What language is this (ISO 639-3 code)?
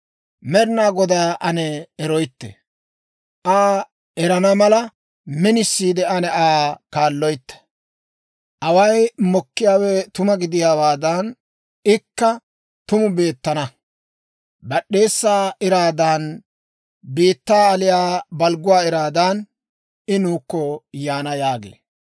dwr